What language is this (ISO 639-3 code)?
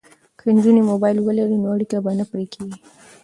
pus